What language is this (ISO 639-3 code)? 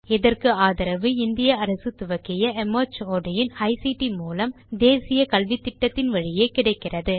tam